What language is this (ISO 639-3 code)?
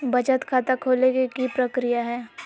mag